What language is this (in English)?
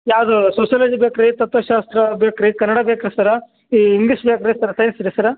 Kannada